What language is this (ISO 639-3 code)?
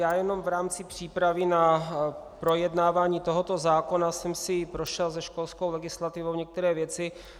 ces